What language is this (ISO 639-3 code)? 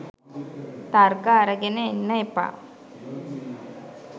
sin